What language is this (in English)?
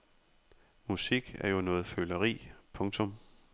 Danish